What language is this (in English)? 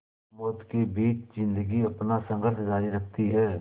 Hindi